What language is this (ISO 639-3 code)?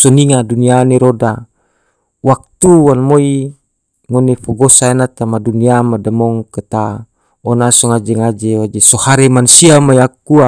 tvo